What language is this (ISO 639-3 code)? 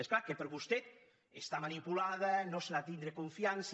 cat